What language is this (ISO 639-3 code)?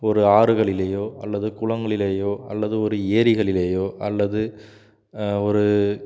tam